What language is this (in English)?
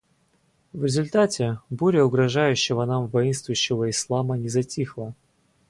Russian